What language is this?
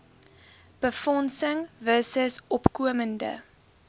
Afrikaans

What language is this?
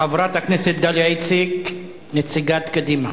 Hebrew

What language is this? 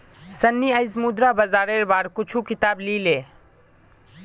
Magahi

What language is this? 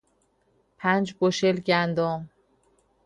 Persian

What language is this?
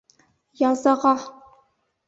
Bashkir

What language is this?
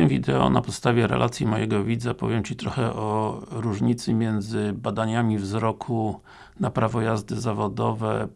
Polish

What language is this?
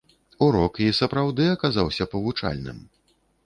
Belarusian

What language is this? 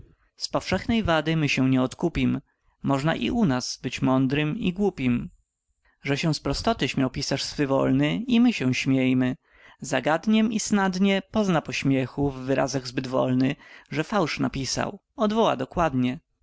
Polish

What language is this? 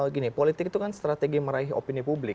Indonesian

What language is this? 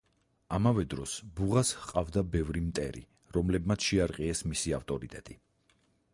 Georgian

